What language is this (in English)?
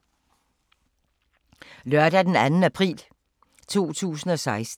Danish